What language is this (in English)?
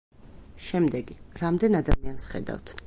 Georgian